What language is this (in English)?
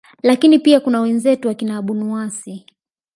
Swahili